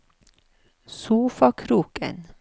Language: Norwegian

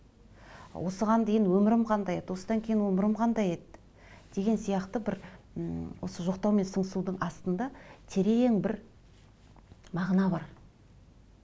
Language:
Kazakh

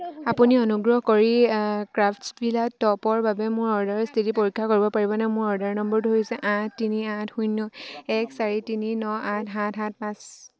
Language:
Assamese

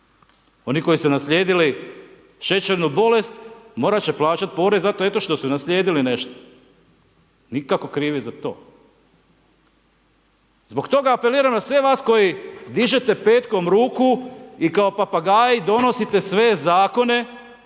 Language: Croatian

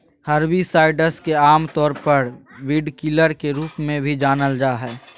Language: Magahi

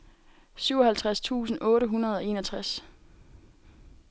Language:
Danish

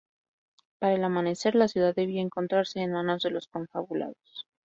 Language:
Spanish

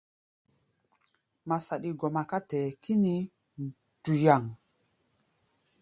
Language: Gbaya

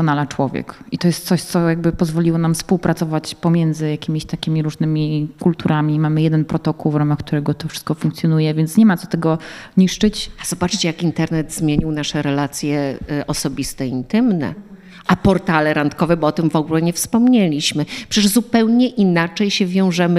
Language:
Polish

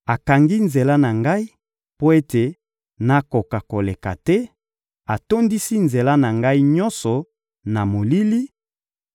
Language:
Lingala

